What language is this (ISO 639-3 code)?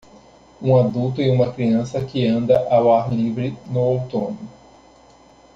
por